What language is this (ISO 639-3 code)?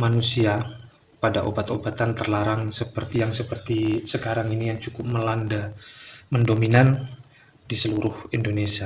ind